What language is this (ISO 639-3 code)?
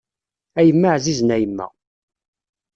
kab